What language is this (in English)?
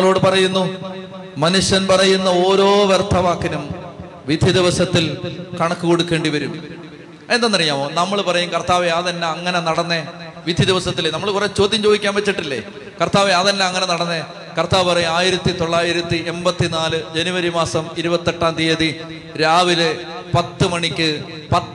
Malayalam